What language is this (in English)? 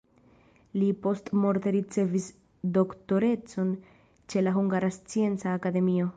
Esperanto